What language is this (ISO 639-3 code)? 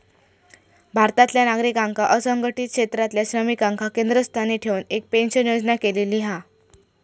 mar